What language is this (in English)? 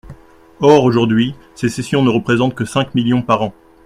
French